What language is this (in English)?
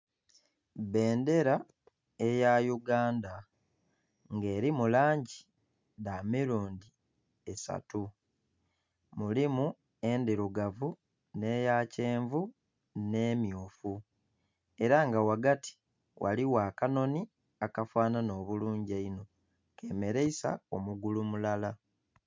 Soga